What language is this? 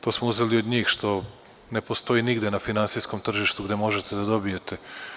Serbian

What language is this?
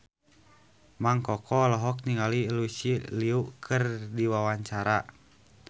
Sundanese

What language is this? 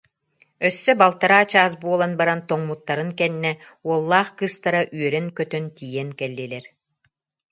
Yakut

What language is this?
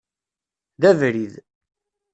Kabyle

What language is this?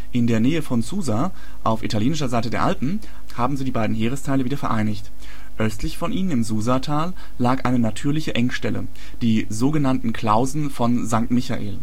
German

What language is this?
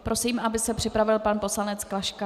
Czech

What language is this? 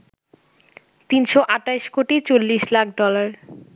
Bangla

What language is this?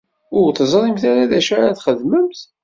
Kabyle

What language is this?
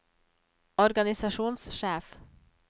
Norwegian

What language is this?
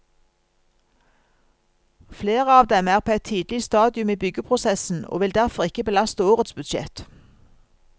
Norwegian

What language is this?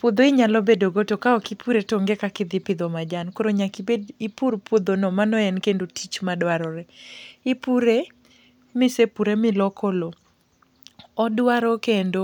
Luo (Kenya and Tanzania)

